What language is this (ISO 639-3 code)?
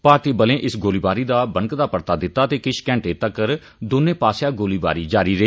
doi